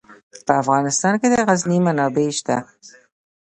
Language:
Pashto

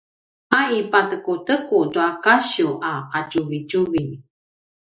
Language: Paiwan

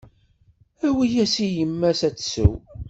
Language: Kabyle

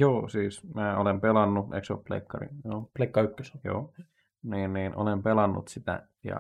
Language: Finnish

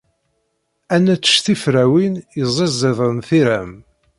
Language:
Kabyle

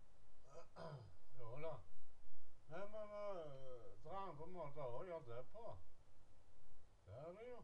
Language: Norwegian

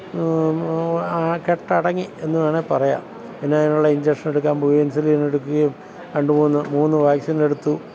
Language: Malayalam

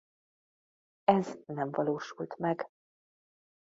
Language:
Hungarian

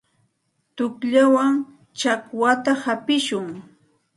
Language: Santa Ana de Tusi Pasco Quechua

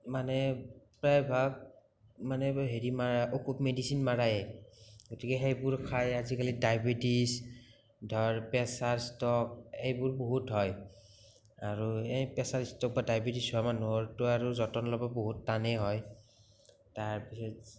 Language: Assamese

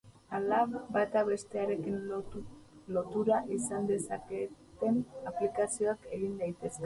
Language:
Basque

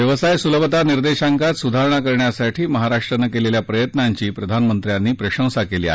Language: Marathi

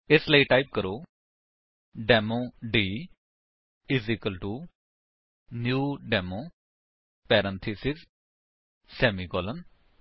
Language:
Punjabi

